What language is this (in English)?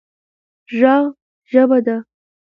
Pashto